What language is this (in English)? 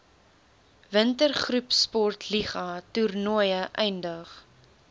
Afrikaans